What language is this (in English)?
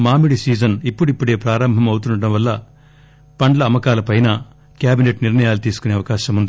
Telugu